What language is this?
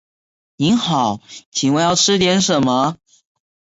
Chinese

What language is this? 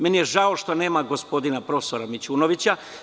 Serbian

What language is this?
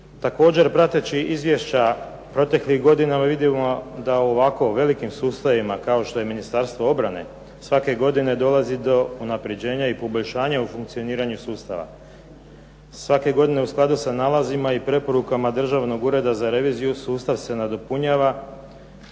Croatian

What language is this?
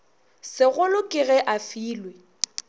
Northern Sotho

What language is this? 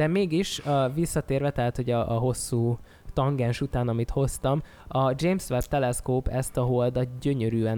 Hungarian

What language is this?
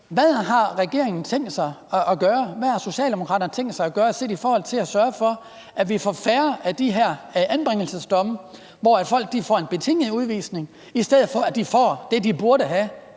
Danish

